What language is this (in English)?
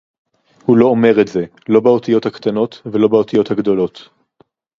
Hebrew